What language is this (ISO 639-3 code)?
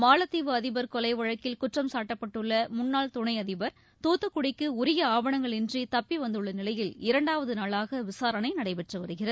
tam